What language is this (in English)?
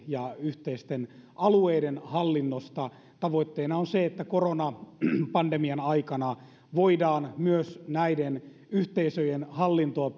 Finnish